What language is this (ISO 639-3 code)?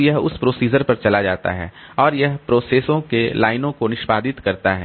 hin